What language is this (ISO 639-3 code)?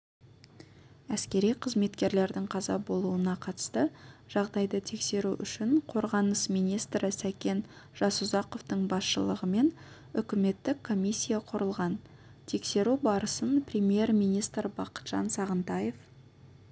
kaz